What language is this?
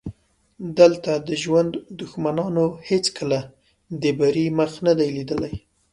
Pashto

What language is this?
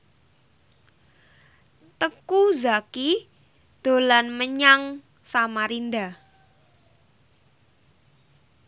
Javanese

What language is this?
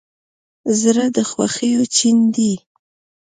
Pashto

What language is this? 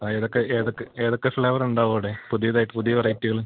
Malayalam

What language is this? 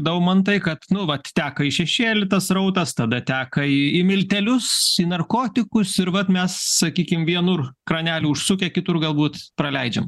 Lithuanian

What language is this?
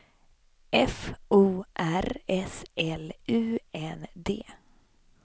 Swedish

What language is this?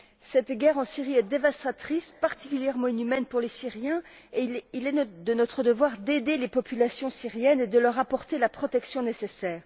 French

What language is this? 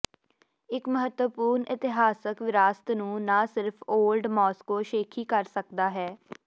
Punjabi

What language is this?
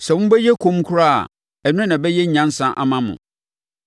Akan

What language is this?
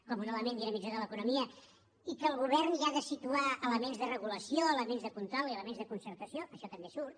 Catalan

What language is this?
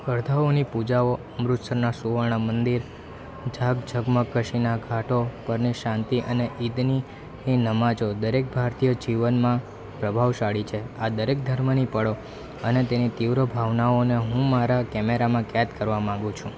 Gujarati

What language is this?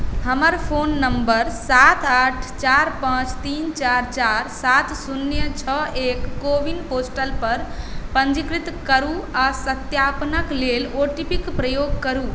Maithili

